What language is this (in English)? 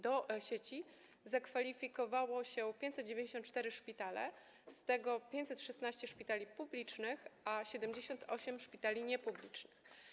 Polish